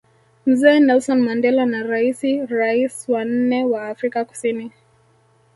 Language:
Swahili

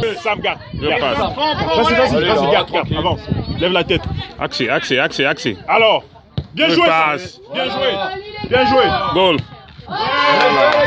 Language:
French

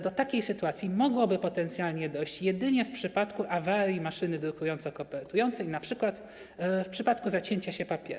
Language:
Polish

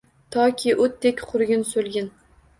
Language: Uzbek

